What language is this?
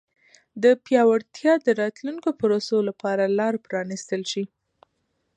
Pashto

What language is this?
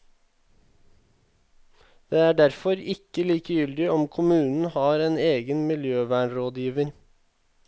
Norwegian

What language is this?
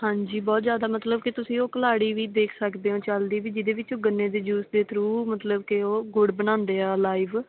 Punjabi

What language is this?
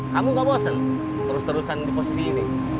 Indonesian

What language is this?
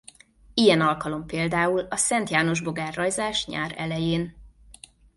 Hungarian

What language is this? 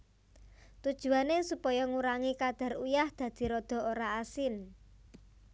Javanese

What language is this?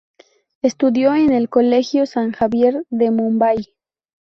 Spanish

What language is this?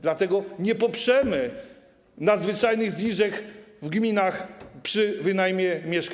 Polish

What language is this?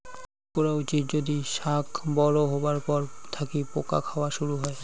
Bangla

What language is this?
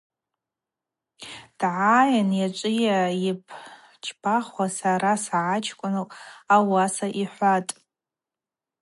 Abaza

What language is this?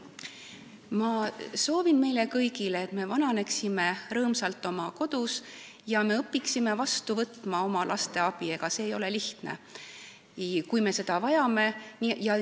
Estonian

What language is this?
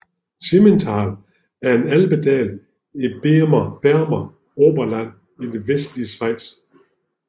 Danish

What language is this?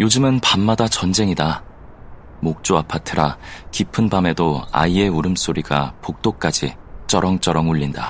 Korean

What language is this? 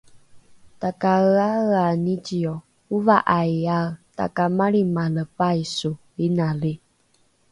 Rukai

